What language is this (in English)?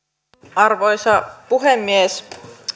Finnish